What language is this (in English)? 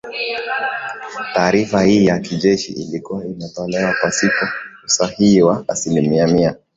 Swahili